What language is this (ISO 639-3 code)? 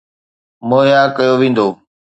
snd